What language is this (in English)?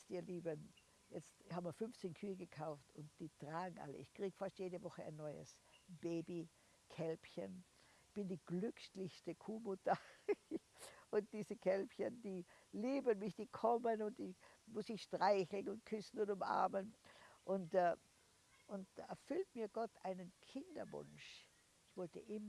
German